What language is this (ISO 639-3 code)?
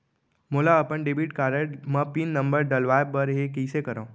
hne